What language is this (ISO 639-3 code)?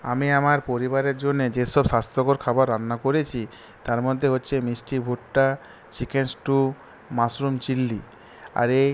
ben